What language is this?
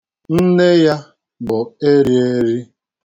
Igbo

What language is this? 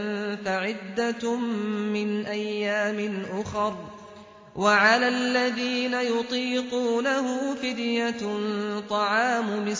Arabic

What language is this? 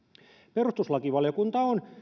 Finnish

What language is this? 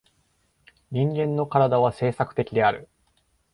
Japanese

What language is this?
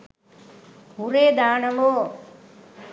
Sinhala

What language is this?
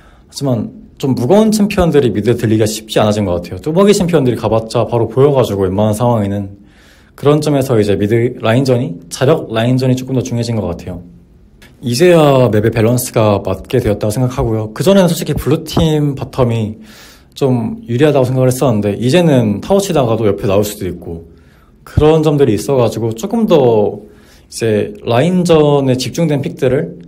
Korean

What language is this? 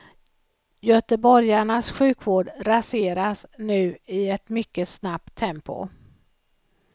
Swedish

